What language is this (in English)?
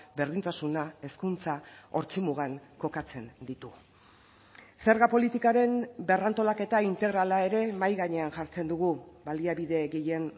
Basque